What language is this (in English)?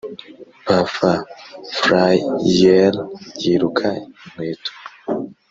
Kinyarwanda